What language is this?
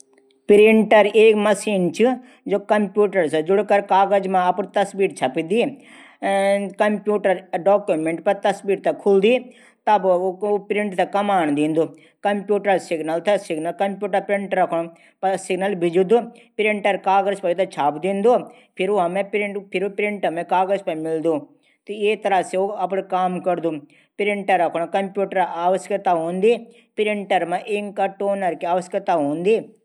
Garhwali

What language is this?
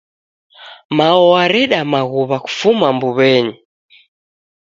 Taita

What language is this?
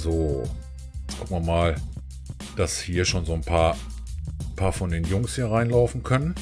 German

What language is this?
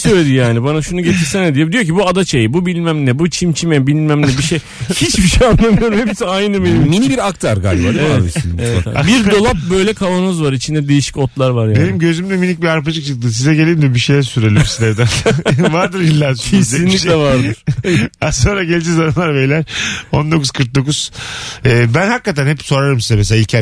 Turkish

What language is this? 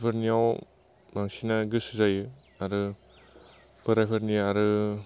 Bodo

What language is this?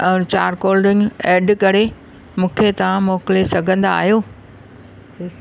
Sindhi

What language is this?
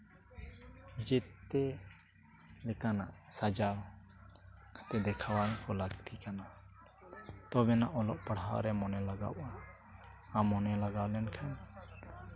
Santali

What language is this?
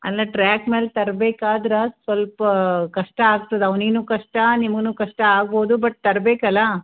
Kannada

